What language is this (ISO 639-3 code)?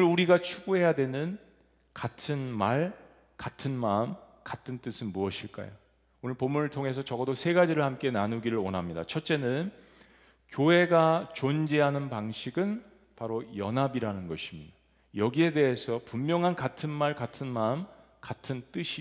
kor